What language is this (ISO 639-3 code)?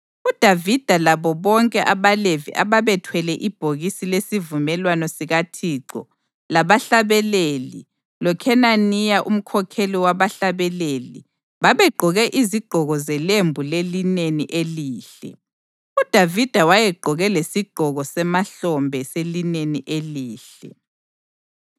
nde